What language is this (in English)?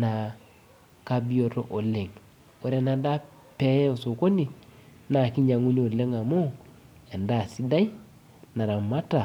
Masai